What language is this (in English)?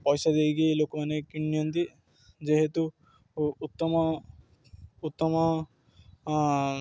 Odia